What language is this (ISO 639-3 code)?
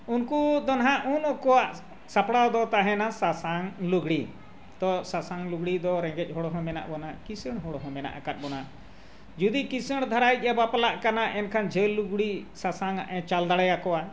sat